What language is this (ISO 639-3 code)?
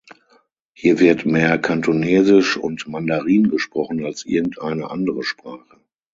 deu